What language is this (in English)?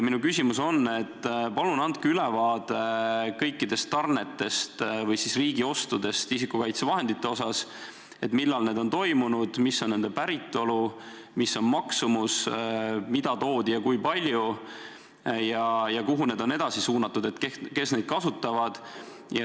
Estonian